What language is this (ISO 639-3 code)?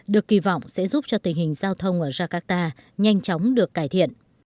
vie